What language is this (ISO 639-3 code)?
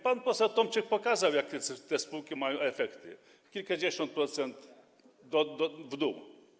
pol